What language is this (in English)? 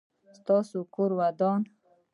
Pashto